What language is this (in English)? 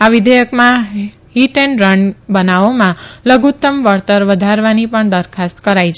Gujarati